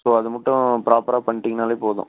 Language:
Tamil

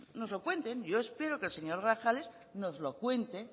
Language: Spanish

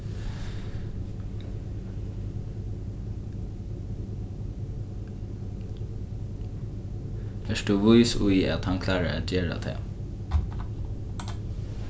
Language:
Faroese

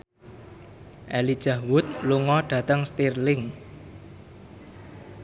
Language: Javanese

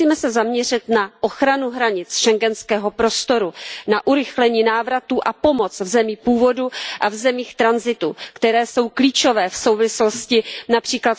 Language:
Czech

